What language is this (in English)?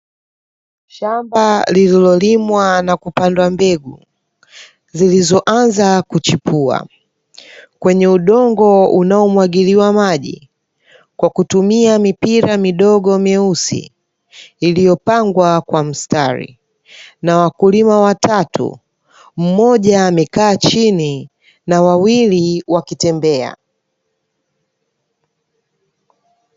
Swahili